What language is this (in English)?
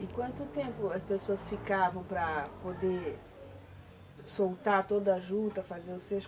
Portuguese